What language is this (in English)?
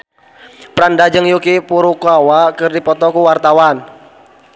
Sundanese